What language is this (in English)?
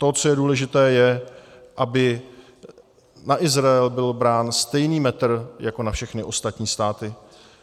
Czech